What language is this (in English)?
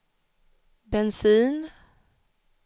Swedish